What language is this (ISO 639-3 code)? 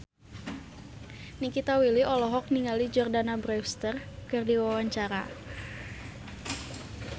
sun